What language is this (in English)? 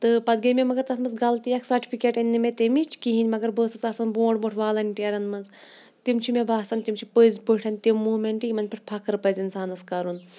Kashmiri